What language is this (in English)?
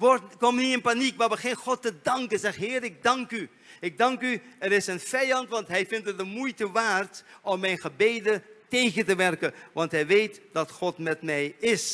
Dutch